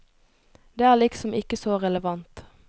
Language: Norwegian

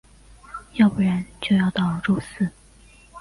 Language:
Chinese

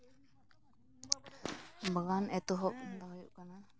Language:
Santali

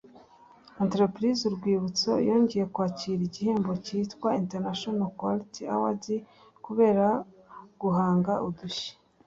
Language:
Kinyarwanda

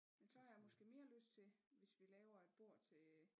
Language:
Danish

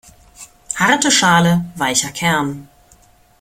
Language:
German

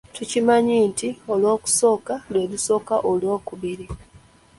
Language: Ganda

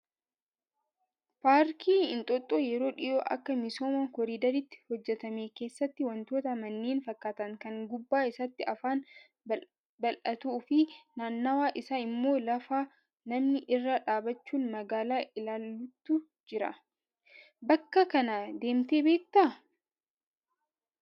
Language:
Oromo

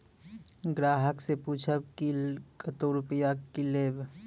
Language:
Maithili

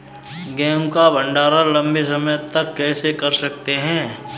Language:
Hindi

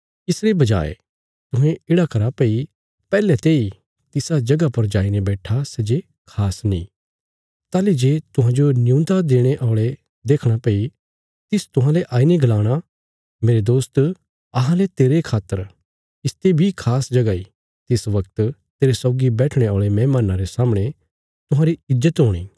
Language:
Bilaspuri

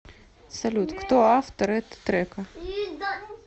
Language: Russian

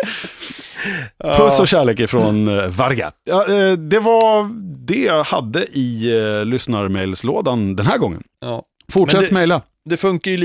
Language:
Swedish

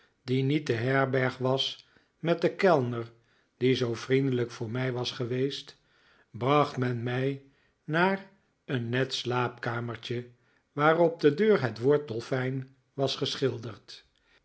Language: Dutch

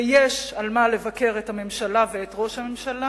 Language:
Hebrew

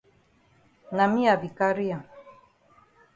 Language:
Cameroon Pidgin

